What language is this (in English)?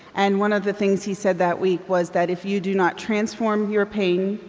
English